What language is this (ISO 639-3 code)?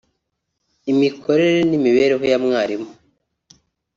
kin